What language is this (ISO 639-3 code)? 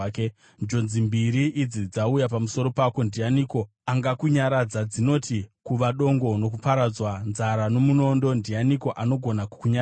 sna